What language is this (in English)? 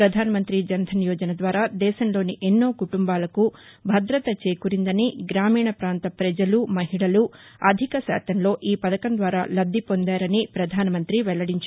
Telugu